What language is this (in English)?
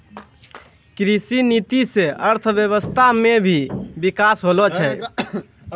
Maithili